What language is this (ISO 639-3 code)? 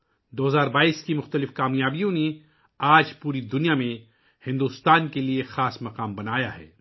urd